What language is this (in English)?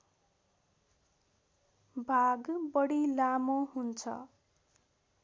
Nepali